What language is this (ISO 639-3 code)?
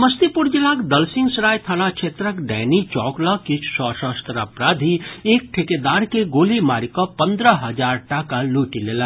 mai